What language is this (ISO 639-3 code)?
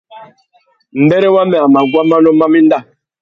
bag